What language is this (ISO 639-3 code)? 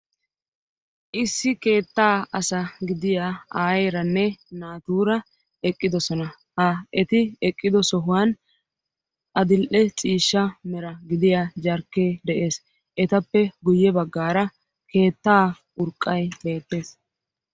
wal